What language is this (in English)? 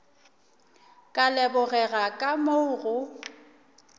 Northern Sotho